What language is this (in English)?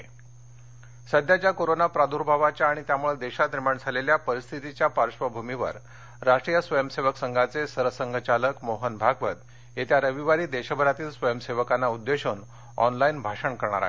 Marathi